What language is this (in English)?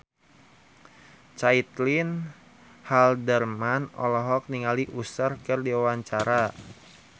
Sundanese